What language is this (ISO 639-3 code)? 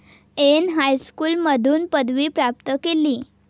mar